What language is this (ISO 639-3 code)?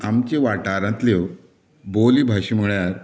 kok